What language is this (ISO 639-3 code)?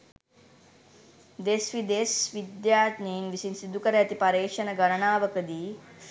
sin